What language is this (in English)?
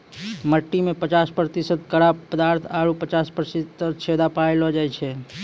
Maithili